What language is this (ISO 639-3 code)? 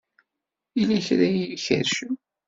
kab